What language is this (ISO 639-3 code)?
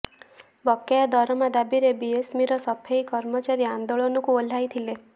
ori